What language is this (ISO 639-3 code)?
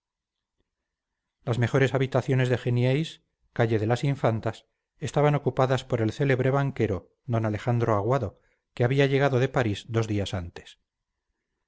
spa